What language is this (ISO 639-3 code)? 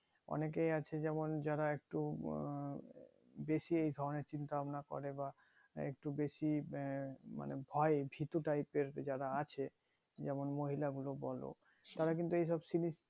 ben